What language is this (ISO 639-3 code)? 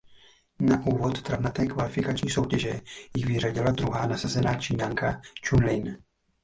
ces